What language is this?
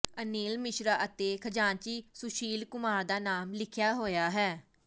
Punjabi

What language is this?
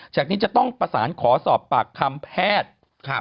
Thai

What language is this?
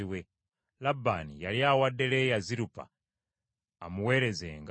Ganda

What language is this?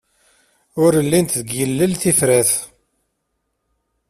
Kabyle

